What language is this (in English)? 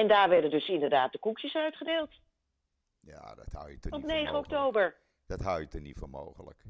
Dutch